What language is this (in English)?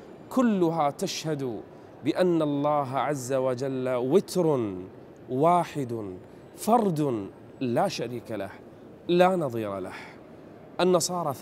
Arabic